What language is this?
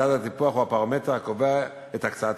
Hebrew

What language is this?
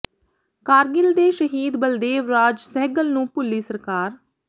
Punjabi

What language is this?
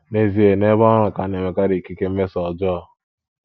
Igbo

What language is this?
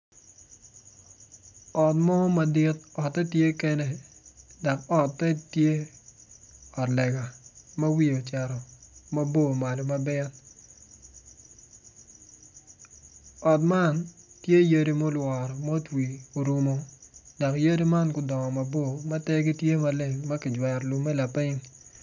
Acoli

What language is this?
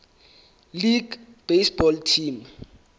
Southern Sotho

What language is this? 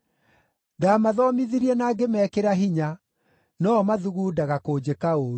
Kikuyu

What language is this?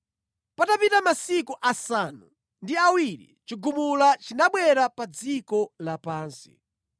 Nyanja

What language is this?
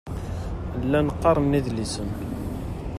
Kabyle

